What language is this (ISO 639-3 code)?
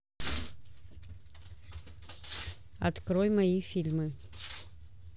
rus